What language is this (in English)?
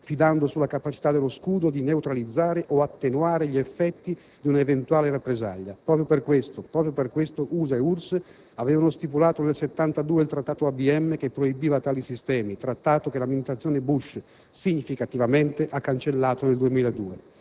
Italian